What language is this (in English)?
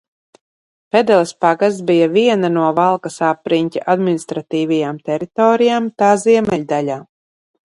Latvian